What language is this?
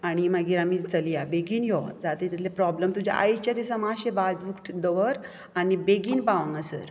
Konkani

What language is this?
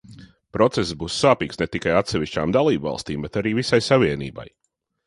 Latvian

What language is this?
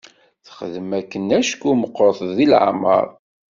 Kabyle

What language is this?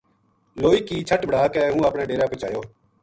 Gujari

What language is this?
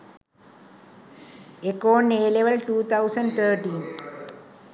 Sinhala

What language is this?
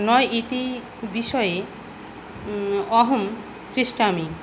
Sanskrit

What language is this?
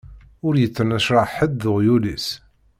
Kabyle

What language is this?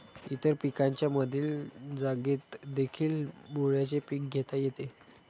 Marathi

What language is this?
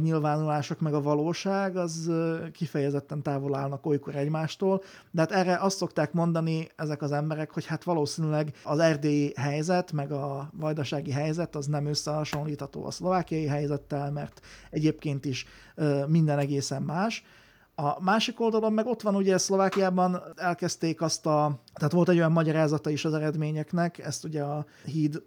Hungarian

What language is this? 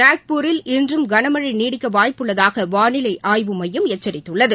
Tamil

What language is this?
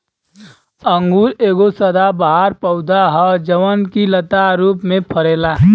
Bhojpuri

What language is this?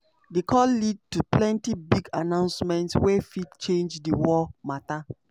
Nigerian Pidgin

